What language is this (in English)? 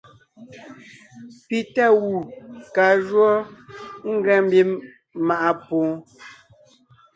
Ngiemboon